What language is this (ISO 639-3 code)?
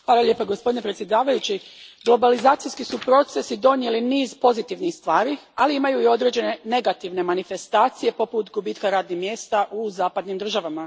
hrv